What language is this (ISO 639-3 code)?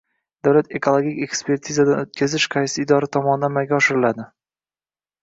uzb